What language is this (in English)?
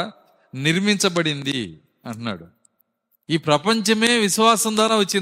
Telugu